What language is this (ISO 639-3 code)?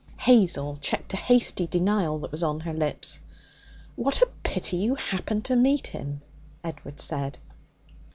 eng